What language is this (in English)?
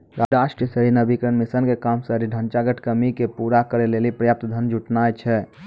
Maithili